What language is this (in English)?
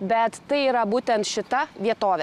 Lithuanian